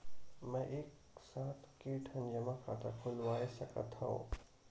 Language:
Chhattisgarhi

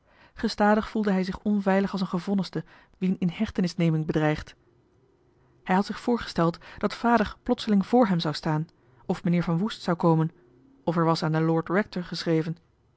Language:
Dutch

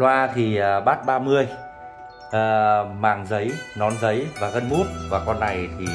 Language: Vietnamese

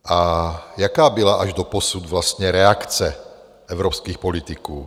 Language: Czech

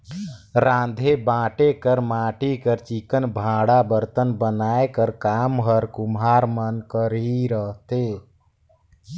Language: Chhattisgarhi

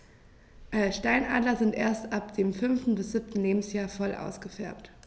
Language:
German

